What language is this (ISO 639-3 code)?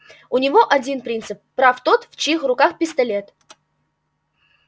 rus